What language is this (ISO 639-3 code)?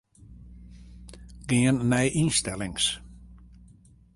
fry